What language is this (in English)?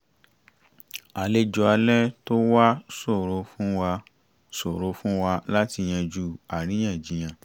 Yoruba